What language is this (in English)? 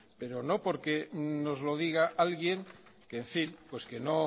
Spanish